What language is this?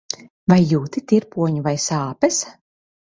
Latvian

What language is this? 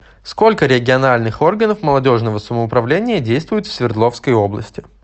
Russian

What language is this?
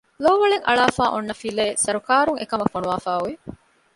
Divehi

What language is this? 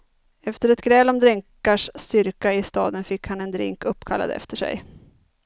Swedish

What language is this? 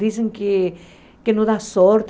Portuguese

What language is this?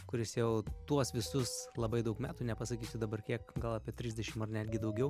Lithuanian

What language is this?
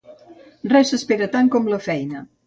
Catalan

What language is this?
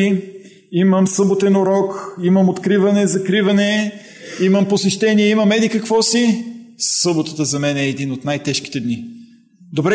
Bulgarian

